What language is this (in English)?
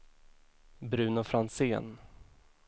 Swedish